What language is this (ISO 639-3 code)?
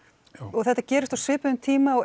isl